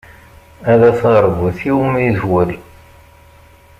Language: Kabyle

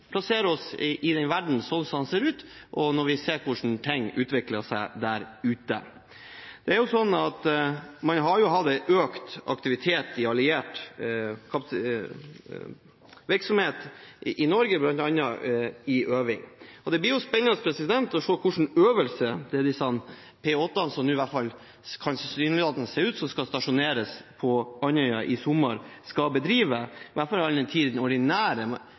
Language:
Norwegian Bokmål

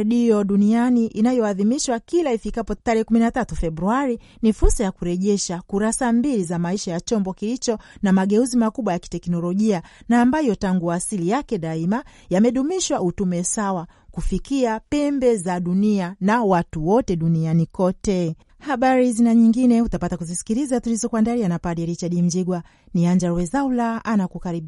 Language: Swahili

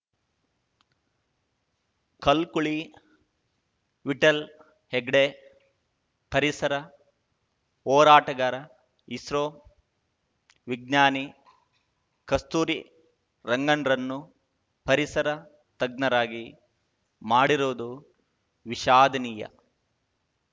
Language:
Kannada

